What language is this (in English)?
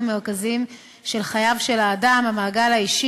Hebrew